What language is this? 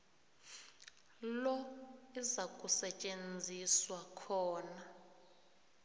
South Ndebele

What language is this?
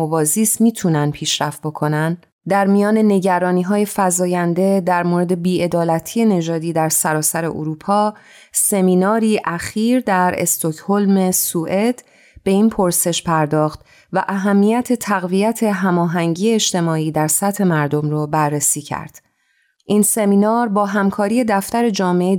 Persian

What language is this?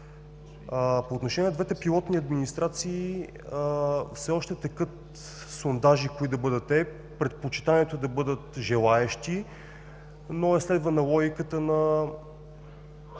Bulgarian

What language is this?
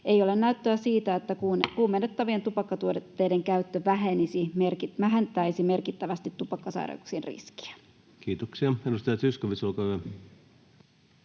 Finnish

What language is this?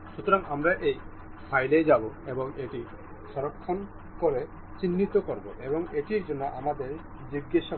Bangla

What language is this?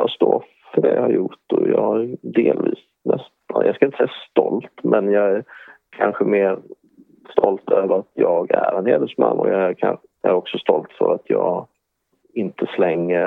Swedish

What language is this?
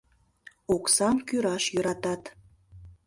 Mari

